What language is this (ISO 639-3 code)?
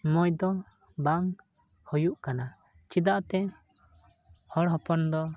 sat